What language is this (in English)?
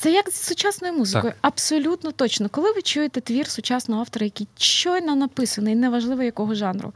Ukrainian